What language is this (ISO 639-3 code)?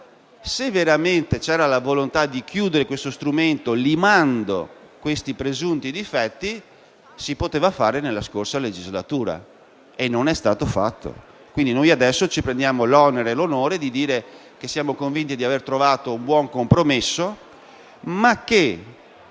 ita